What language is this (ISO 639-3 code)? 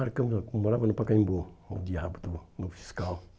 por